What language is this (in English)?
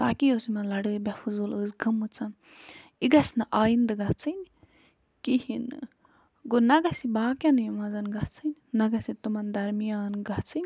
Kashmiri